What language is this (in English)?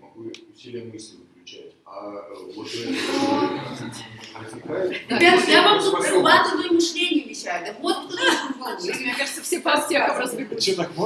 Russian